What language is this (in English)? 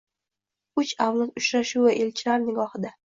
Uzbek